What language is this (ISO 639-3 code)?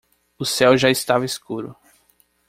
por